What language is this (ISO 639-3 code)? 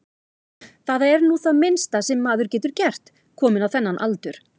isl